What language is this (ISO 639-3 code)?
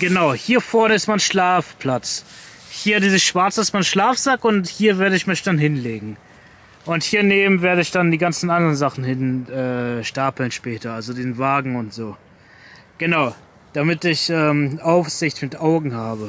deu